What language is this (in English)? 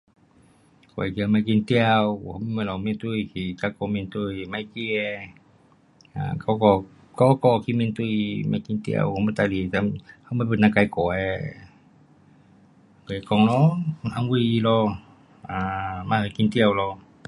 Pu-Xian Chinese